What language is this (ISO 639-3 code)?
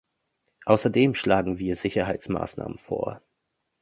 deu